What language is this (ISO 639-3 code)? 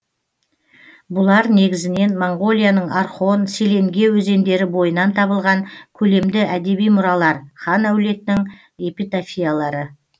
kaz